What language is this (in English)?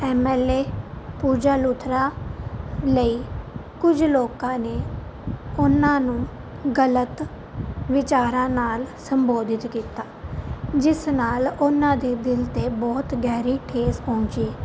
Punjabi